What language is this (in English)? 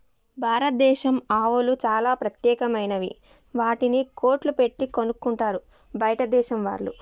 Telugu